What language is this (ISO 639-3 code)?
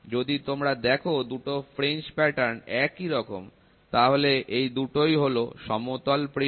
ben